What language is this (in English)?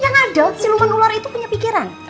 Indonesian